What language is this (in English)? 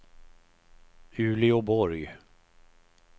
Swedish